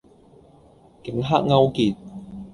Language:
Cantonese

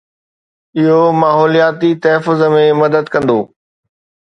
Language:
Sindhi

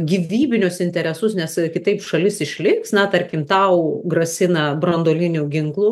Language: Lithuanian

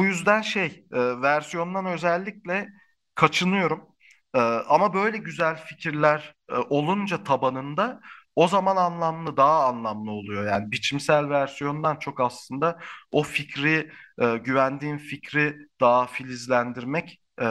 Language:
Turkish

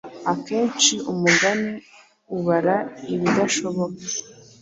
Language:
Kinyarwanda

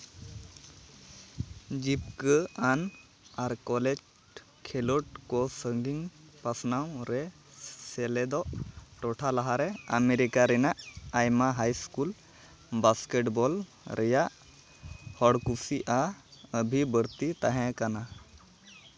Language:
Santali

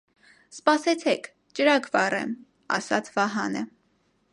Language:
Armenian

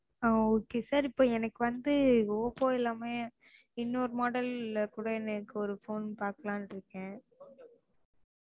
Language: Tamil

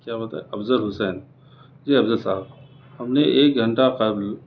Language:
Urdu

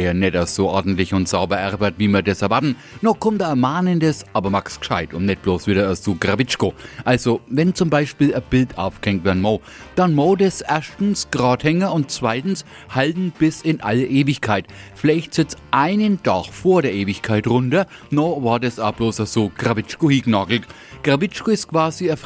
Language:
German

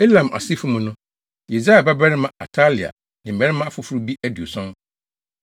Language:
Akan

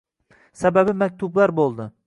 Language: Uzbek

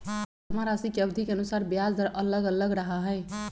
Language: Magahi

